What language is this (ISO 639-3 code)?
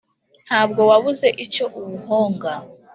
kin